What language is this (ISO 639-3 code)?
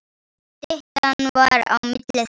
isl